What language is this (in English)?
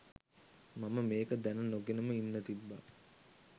Sinhala